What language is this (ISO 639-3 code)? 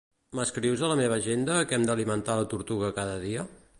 cat